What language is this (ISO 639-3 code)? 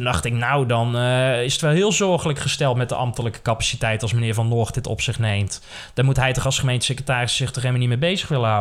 nld